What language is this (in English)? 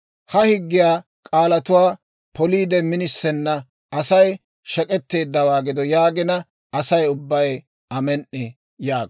Dawro